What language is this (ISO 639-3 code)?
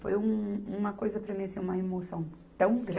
por